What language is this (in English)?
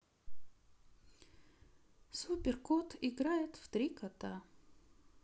Russian